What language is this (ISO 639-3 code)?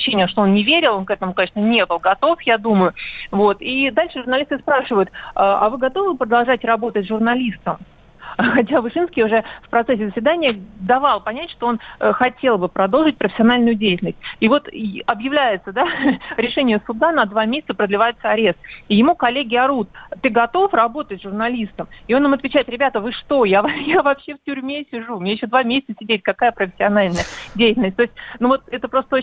rus